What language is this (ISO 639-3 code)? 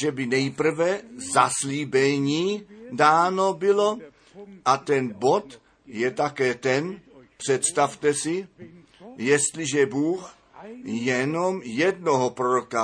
ces